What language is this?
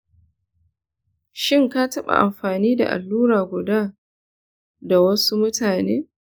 Hausa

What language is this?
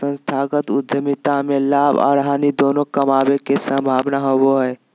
Magahi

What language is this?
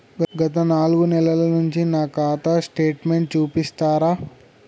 Telugu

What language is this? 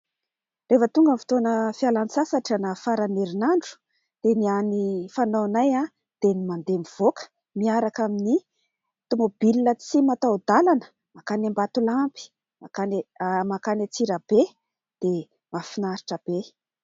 Malagasy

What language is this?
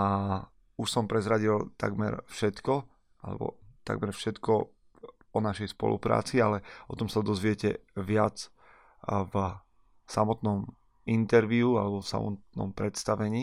Slovak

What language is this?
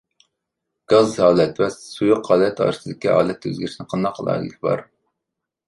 Uyghur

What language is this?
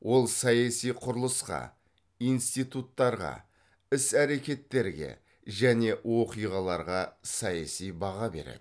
Kazakh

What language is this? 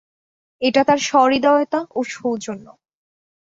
Bangla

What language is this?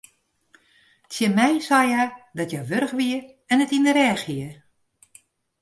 Western Frisian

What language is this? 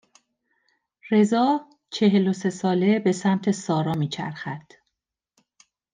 Persian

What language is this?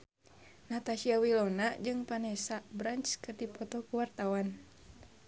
Sundanese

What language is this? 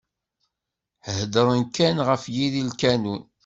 Kabyle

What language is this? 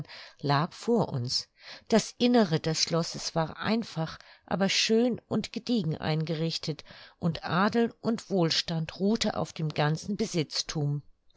German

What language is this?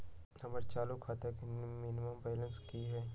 Magahi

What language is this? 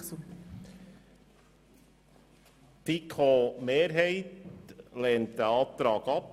Swiss German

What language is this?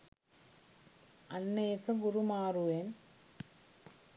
Sinhala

